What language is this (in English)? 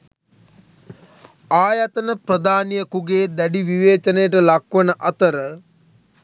Sinhala